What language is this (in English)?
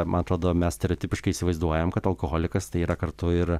Lithuanian